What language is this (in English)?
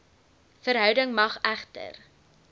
Afrikaans